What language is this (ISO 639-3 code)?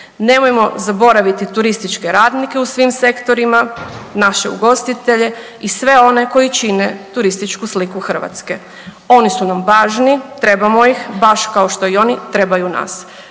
hrv